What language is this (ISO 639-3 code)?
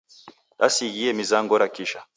dav